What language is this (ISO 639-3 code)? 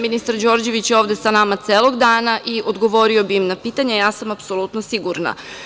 srp